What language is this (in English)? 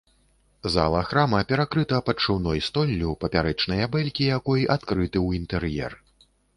Belarusian